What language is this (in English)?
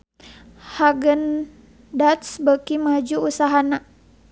Sundanese